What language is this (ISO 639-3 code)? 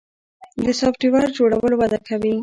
pus